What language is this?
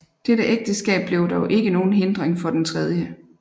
Danish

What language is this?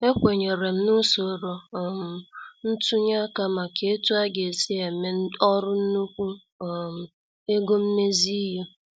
Igbo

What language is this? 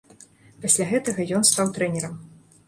Belarusian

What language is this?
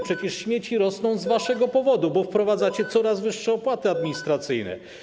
Polish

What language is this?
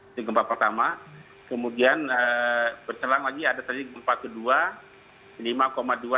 Indonesian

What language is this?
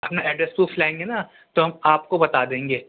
Urdu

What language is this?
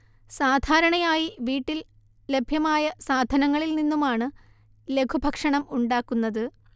Malayalam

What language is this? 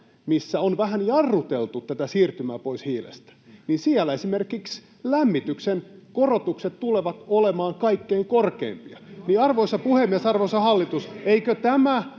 Finnish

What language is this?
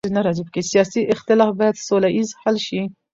Pashto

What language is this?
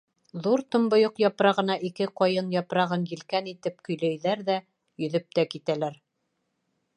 Bashkir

